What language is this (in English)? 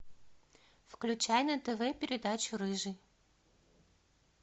Russian